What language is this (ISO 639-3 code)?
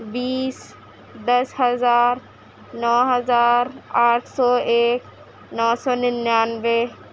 urd